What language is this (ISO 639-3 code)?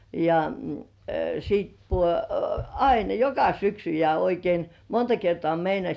fin